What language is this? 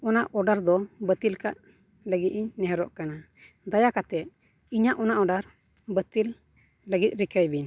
Santali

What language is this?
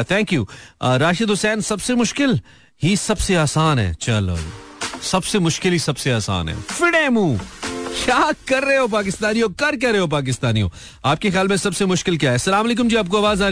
Hindi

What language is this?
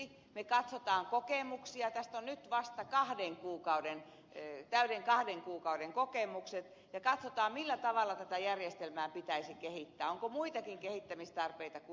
Finnish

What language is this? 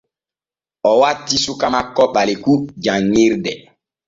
Borgu Fulfulde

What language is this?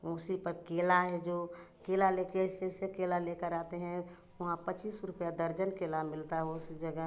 Hindi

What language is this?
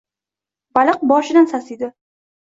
Uzbek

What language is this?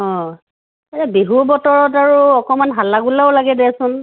Assamese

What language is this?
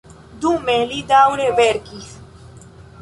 Esperanto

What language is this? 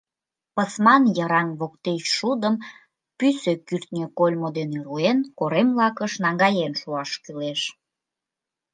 Mari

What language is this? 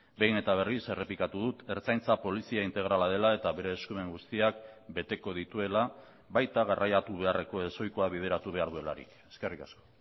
Basque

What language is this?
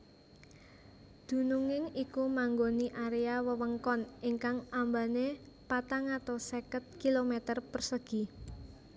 Javanese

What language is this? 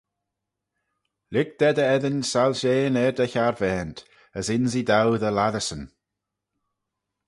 Manx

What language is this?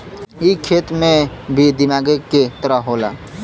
Bhojpuri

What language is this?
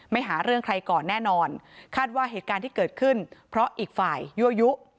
Thai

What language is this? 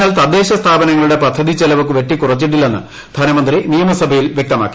Malayalam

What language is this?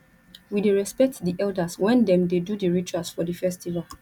Nigerian Pidgin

